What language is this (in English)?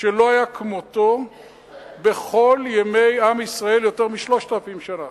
Hebrew